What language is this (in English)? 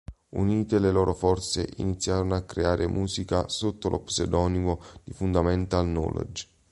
Italian